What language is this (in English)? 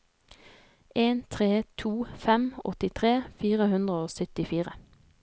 Norwegian